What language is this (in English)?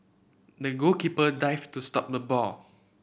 English